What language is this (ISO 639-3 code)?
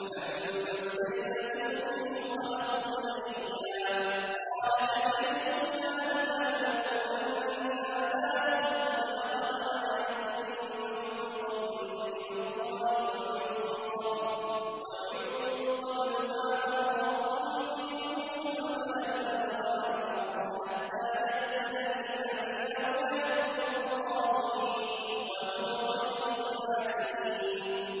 ara